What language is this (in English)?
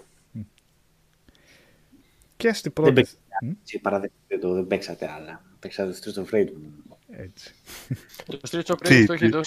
Greek